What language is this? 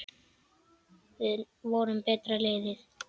Icelandic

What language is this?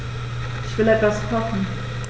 German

